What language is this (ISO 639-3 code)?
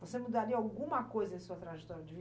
por